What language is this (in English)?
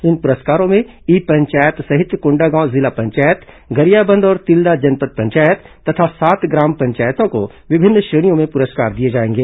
Hindi